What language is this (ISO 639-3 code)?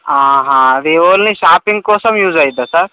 tel